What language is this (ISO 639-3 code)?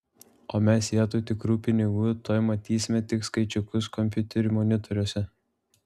lit